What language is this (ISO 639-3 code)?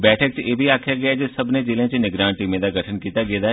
doi